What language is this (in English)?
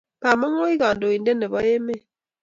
Kalenjin